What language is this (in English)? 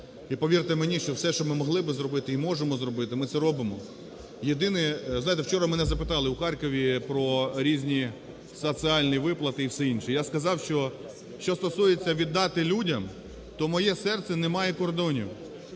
Ukrainian